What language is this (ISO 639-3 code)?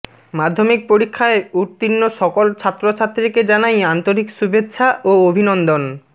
ben